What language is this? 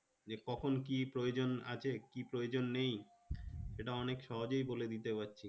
Bangla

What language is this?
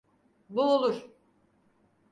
Turkish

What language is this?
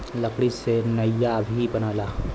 Bhojpuri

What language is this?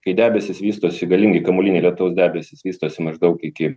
Lithuanian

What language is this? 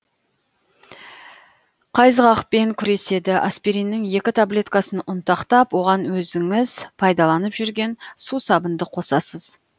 Kazakh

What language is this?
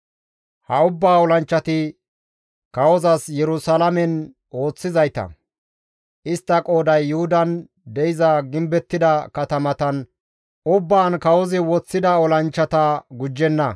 Gamo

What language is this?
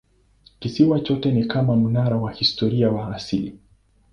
Swahili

